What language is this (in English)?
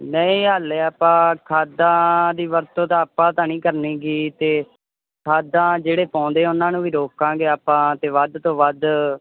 Punjabi